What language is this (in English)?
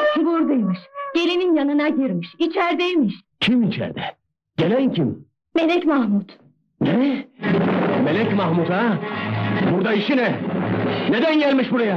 Turkish